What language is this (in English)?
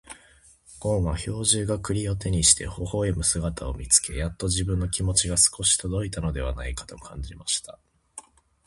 Japanese